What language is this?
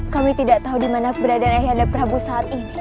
Indonesian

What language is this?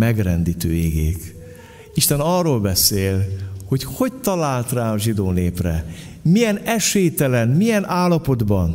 Hungarian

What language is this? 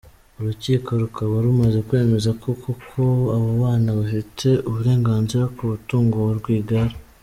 Kinyarwanda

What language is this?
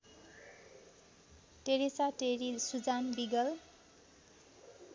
Nepali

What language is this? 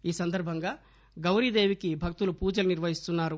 Telugu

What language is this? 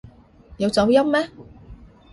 Cantonese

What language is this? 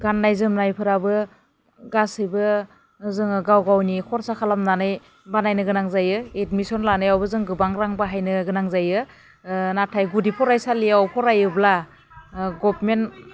Bodo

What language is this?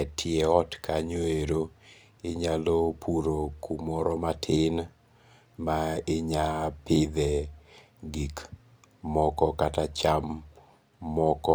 Luo (Kenya and Tanzania)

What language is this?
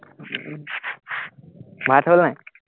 Assamese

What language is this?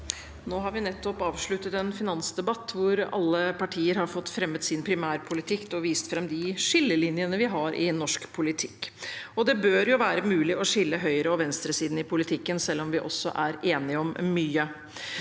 Norwegian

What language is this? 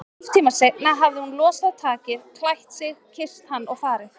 Icelandic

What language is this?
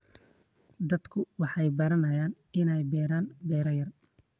Somali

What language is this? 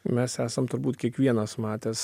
Lithuanian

